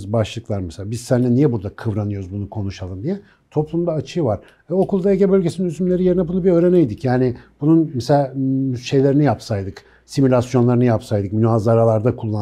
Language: Turkish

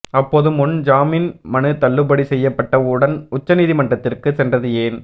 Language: Tamil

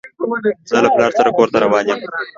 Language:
Pashto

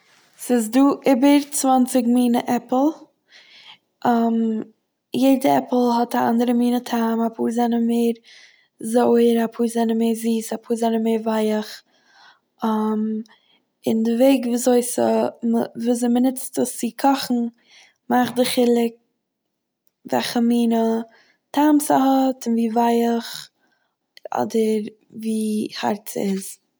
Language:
Yiddish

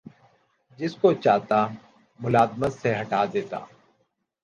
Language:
Urdu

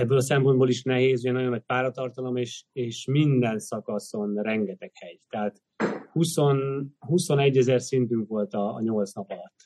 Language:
Hungarian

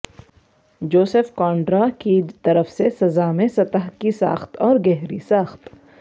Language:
Urdu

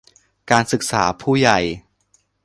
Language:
Thai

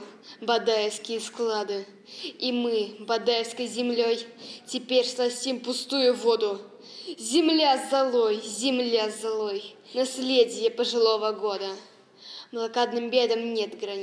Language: Russian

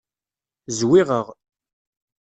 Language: Kabyle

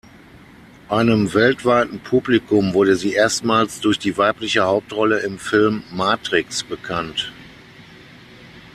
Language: German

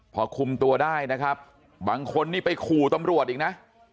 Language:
Thai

